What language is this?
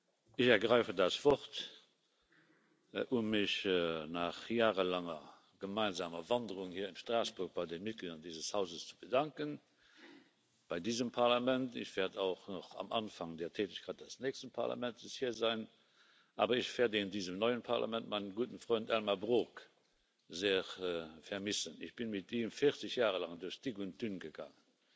German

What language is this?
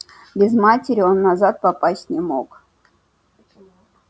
Russian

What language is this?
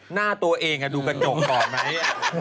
Thai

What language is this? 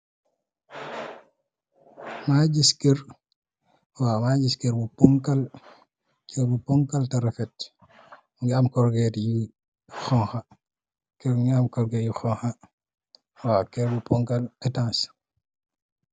Wolof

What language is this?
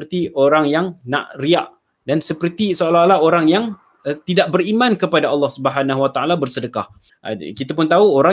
Malay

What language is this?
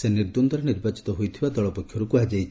Odia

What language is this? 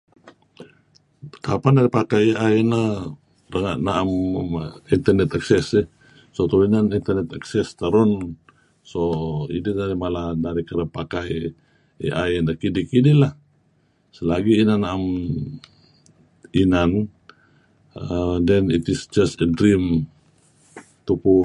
Kelabit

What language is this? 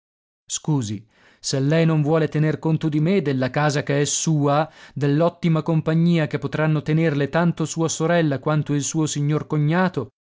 Italian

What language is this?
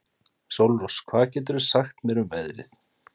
Icelandic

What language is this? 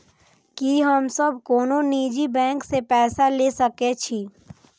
Maithili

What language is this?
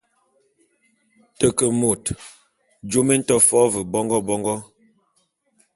Bulu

